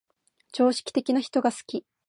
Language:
Japanese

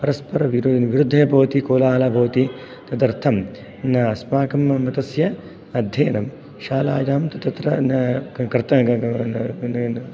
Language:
Sanskrit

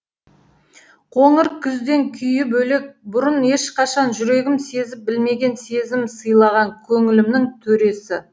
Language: Kazakh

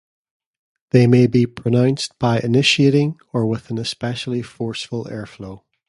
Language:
English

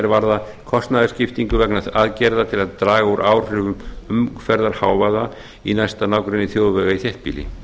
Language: Icelandic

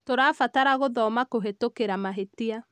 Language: Kikuyu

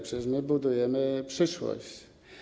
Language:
Polish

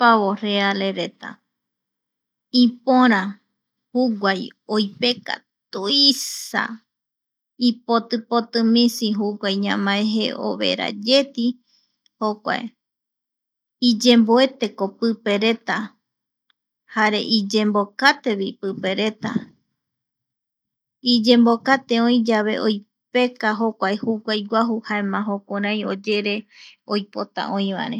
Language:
Eastern Bolivian Guaraní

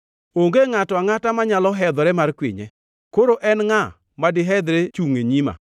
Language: Luo (Kenya and Tanzania)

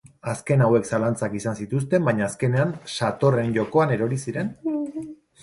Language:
Basque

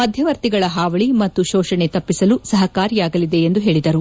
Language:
Kannada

